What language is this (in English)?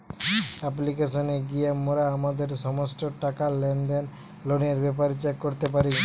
Bangla